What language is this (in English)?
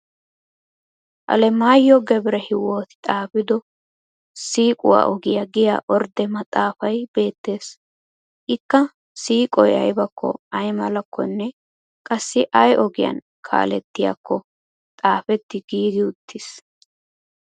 Wolaytta